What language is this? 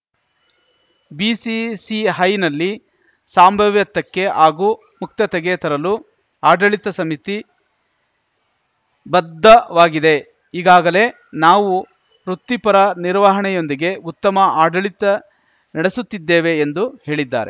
Kannada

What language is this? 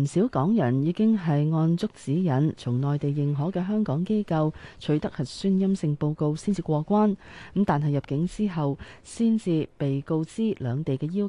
Chinese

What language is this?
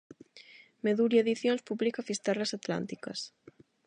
Galician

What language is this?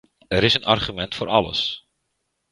Dutch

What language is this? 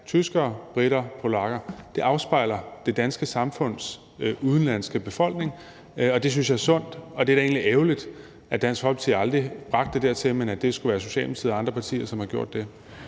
Danish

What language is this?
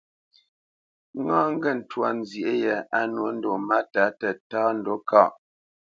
Bamenyam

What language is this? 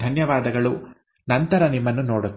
Kannada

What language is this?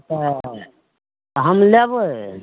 Maithili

